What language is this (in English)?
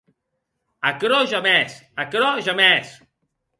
Occitan